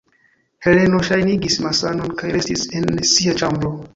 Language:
Esperanto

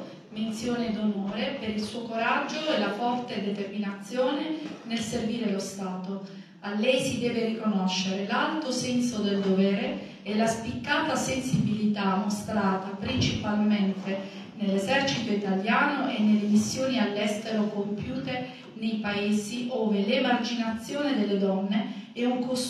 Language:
Italian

